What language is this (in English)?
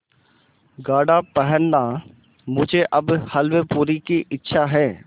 Hindi